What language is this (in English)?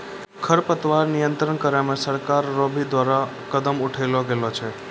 Maithili